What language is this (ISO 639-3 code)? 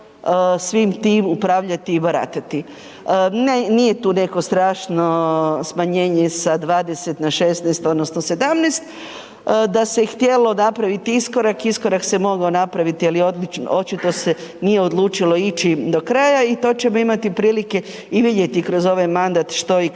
hrv